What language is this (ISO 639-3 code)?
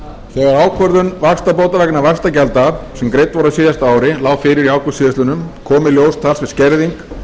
isl